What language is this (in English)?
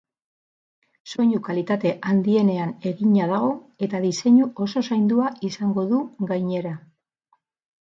Basque